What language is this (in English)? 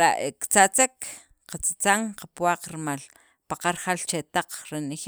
Sacapulteco